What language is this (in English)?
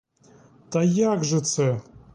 Ukrainian